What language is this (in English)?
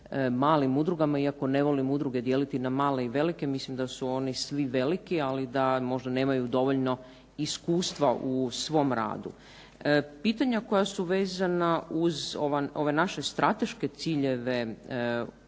Croatian